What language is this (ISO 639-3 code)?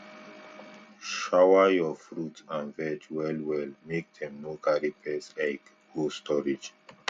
pcm